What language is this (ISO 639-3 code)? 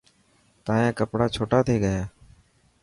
mki